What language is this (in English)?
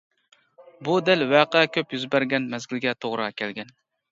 Uyghur